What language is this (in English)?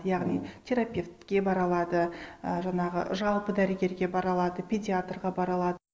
Kazakh